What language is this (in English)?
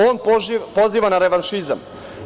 Serbian